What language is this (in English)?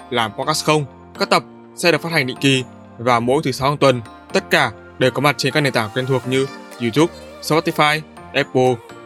Vietnamese